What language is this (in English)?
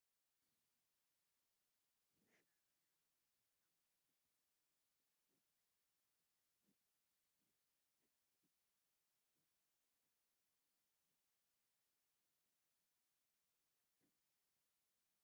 Tigrinya